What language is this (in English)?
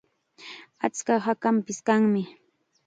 Chiquián Ancash Quechua